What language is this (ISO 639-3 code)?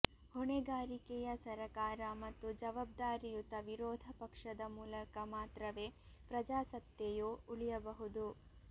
kan